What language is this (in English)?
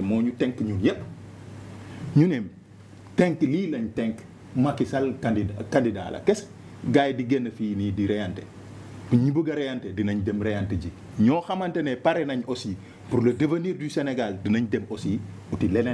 French